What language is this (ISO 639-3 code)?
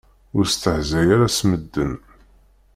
kab